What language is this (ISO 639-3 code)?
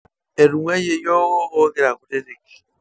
mas